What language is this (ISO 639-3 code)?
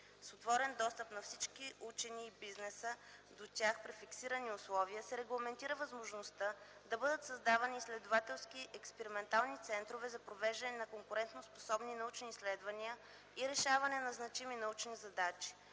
bul